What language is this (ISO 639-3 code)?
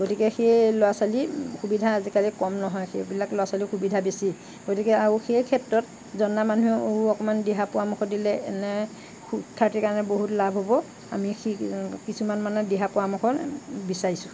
asm